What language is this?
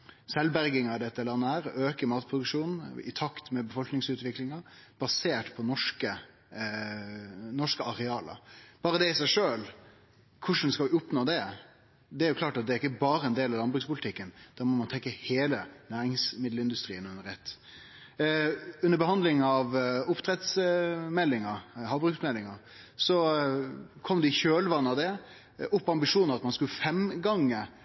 Norwegian Nynorsk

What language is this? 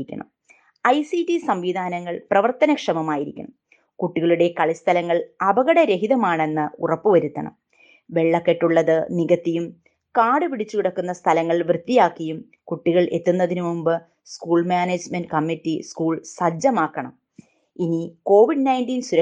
Malayalam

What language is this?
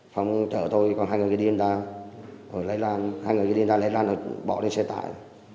Vietnamese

